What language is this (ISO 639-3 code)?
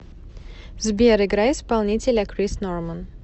rus